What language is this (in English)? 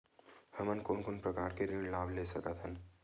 Chhattisgarhi